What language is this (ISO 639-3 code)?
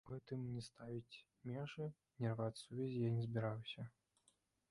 bel